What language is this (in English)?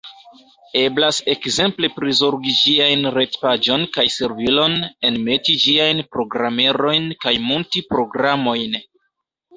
Esperanto